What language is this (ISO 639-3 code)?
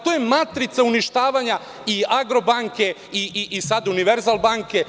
srp